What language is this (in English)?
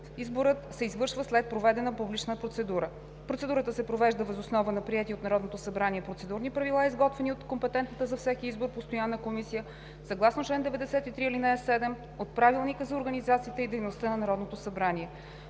Bulgarian